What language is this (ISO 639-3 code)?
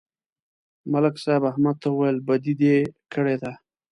pus